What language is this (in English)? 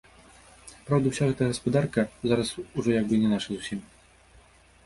Belarusian